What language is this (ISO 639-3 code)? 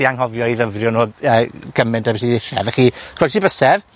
cym